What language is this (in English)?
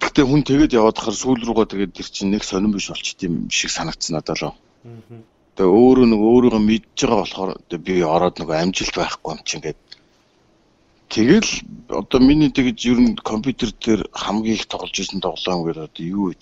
French